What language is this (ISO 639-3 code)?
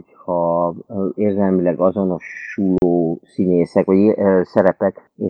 hun